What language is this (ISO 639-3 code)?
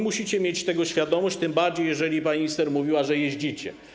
pol